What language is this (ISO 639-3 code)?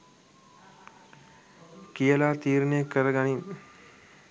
sin